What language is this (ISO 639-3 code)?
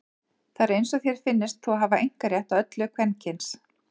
isl